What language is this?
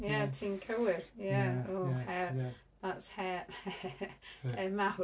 Welsh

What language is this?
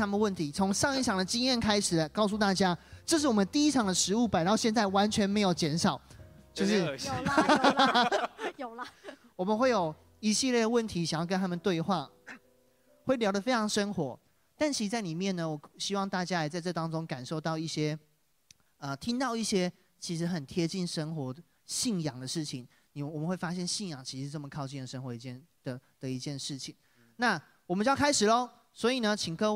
Chinese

